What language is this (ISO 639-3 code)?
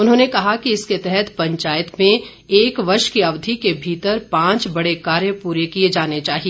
hin